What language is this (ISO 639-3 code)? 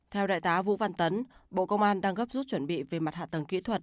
vie